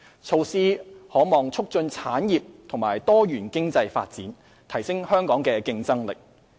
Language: Cantonese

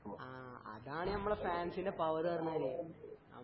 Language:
Malayalam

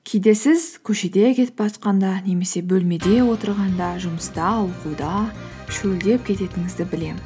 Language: Kazakh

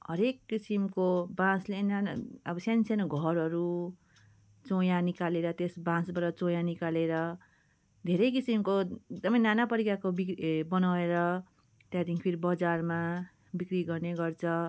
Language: Nepali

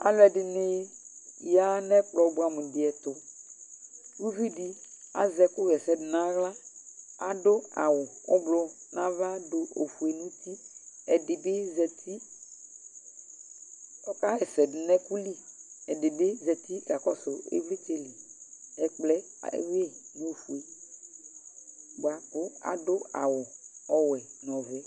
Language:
Ikposo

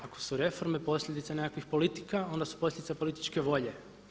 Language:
Croatian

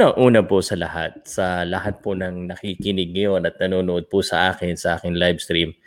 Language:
Filipino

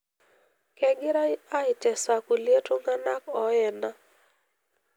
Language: Masai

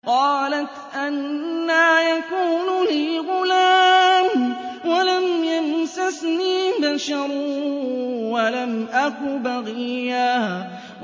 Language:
Arabic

